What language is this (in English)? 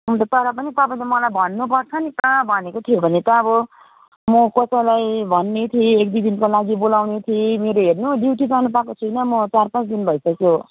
Nepali